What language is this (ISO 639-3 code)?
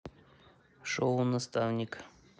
rus